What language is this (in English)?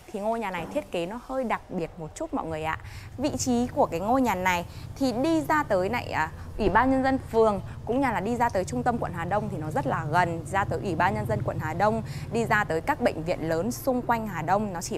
Vietnamese